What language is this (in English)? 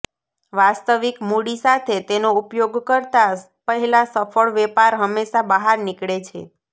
Gujarati